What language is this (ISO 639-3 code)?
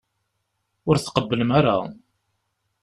kab